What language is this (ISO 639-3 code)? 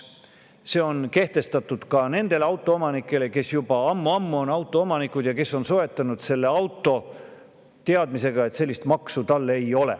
est